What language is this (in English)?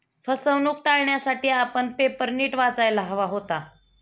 Marathi